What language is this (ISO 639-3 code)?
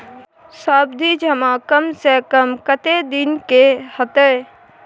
mai